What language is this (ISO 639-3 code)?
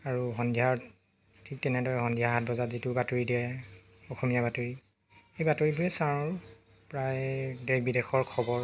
asm